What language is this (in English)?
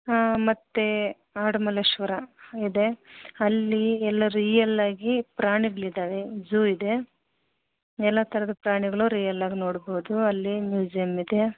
Kannada